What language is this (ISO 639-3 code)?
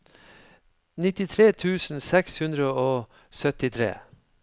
nor